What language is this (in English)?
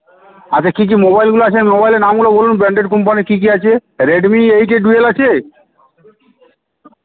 Bangla